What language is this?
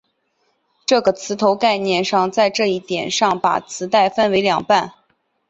Chinese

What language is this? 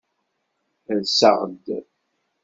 Kabyle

